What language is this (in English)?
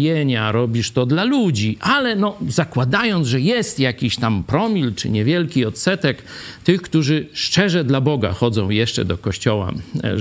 Polish